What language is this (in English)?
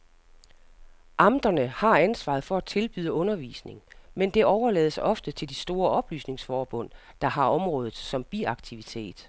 Danish